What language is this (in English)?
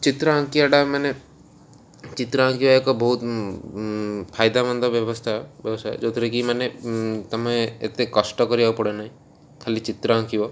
Odia